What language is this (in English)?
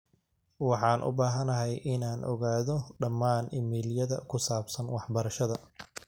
Somali